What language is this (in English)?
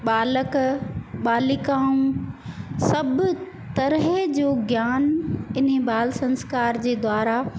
Sindhi